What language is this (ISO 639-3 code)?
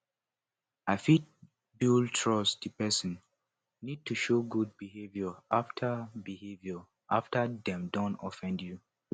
pcm